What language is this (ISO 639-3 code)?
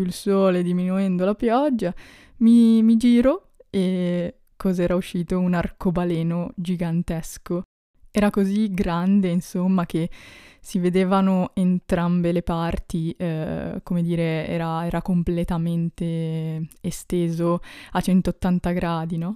ita